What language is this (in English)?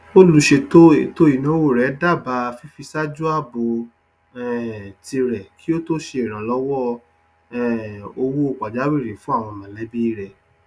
Yoruba